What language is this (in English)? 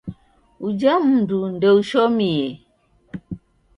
Taita